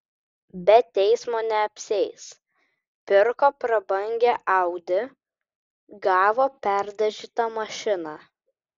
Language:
Lithuanian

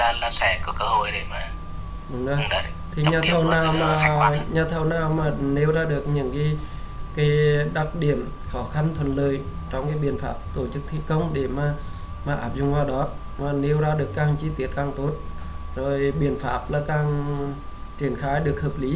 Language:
Vietnamese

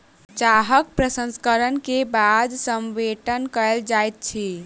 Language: Maithili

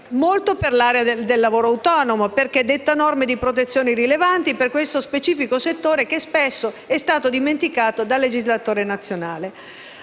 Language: Italian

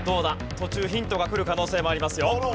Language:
Japanese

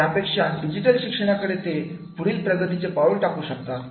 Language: Marathi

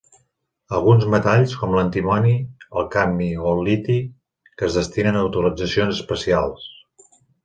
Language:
Catalan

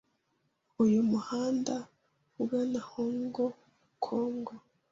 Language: Kinyarwanda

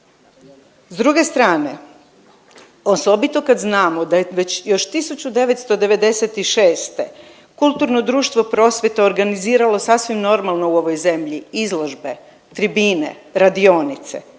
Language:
Croatian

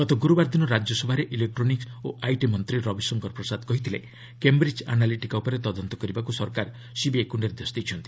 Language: Odia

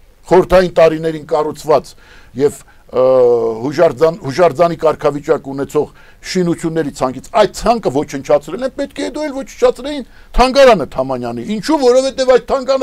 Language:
Romanian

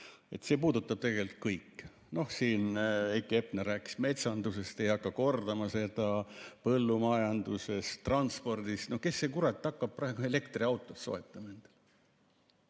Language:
Estonian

